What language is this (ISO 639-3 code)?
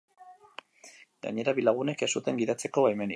eus